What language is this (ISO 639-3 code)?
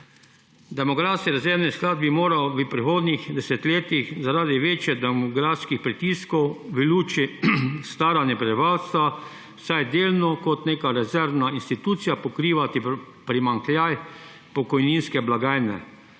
slv